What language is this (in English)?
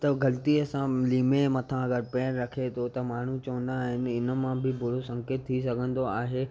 Sindhi